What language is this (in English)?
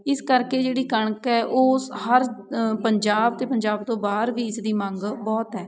Punjabi